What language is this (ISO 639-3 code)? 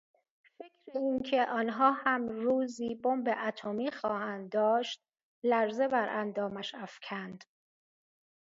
fas